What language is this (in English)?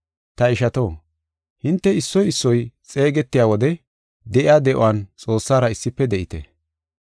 Gofa